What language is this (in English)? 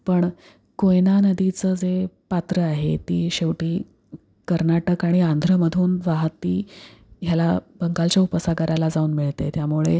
Marathi